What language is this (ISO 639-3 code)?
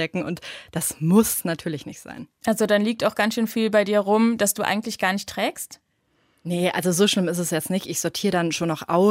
deu